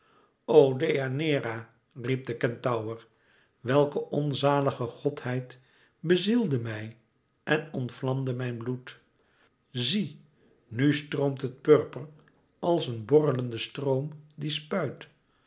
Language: Dutch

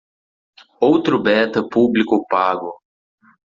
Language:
Portuguese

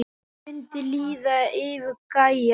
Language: Icelandic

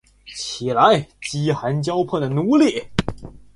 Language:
Chinese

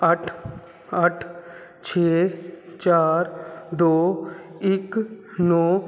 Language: Punjabi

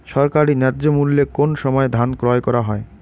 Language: Bangla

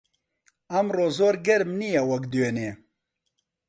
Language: Central Kurdish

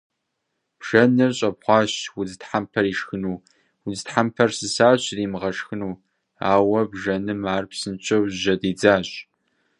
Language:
Kabardian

